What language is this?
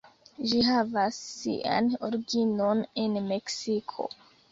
Esperanto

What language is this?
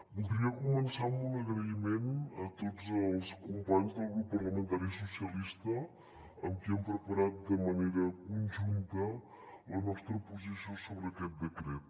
Catalan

